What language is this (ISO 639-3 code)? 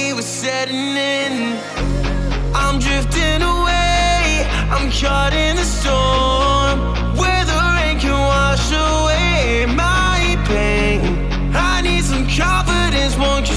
eng